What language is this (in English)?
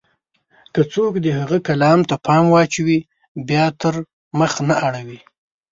Pashto